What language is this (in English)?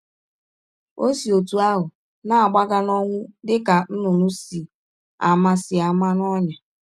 Igbo